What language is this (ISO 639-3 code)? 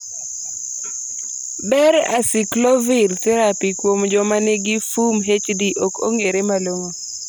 luo